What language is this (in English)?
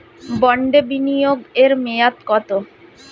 Bangla